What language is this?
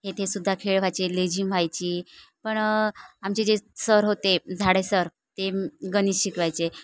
Marathi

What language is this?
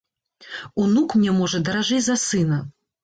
Belarusian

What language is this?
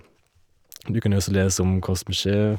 Norwegian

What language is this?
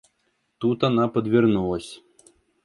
Russian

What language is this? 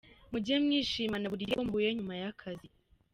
Kinyarwanda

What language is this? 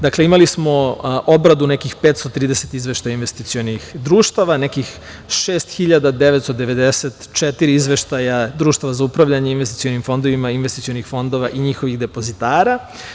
Serbian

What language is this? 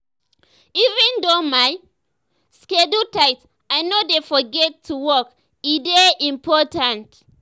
Nigerian Pidgin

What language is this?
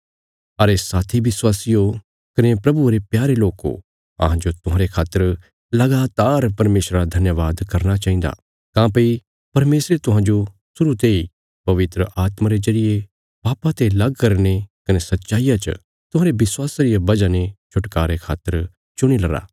Bilaspuri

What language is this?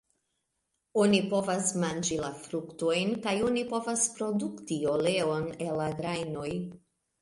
Esperanto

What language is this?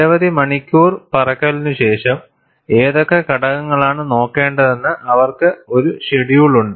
Malayalam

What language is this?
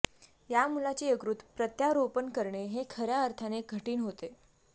Marathi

